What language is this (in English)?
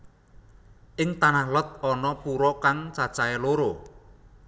Javanese